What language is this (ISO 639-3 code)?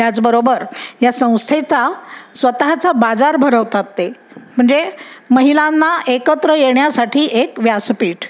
mar